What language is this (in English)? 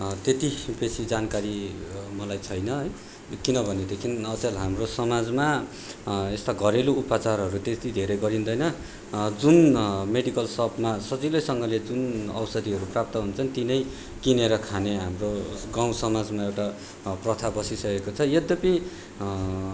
Nepali